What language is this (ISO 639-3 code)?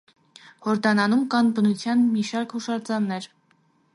hye